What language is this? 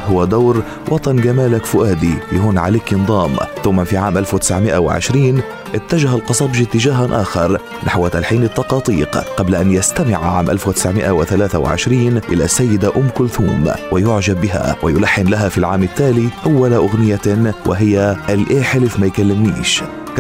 Arabic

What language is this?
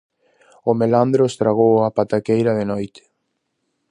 Galician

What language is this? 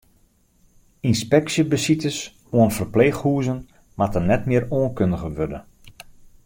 Western Frisian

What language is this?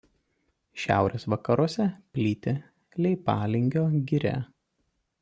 Lithuanian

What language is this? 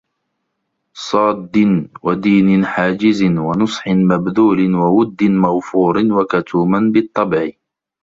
Arabic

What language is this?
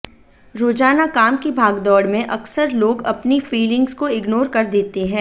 Hindi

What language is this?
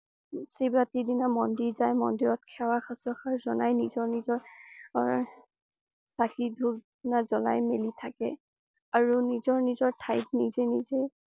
Assamese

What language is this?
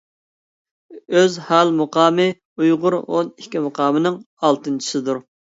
Uyghur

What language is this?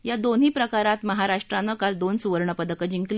Marathi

